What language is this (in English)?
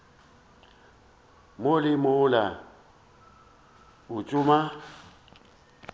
Northern Sotho